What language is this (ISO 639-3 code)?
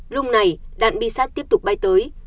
vie